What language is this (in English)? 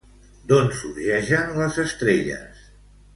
Catalan